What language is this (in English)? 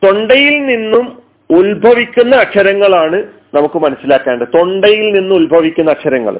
Malayalam